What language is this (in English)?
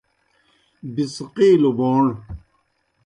Kohistani Shina